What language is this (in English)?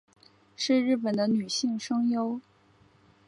Chinese